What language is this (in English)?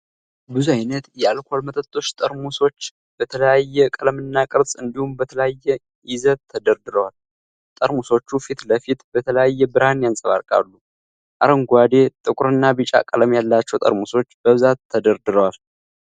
Amharic